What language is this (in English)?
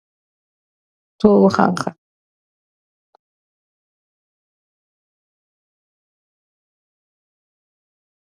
Wolof